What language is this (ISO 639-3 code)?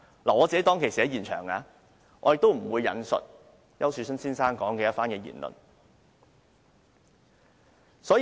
yue